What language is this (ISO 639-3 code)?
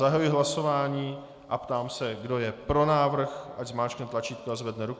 ces